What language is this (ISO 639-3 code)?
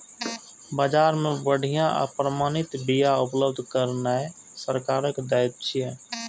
mai